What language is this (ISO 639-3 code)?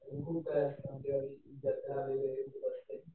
mar